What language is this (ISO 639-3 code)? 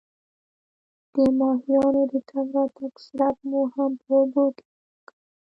pus